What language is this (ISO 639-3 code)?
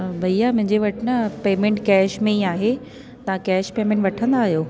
snd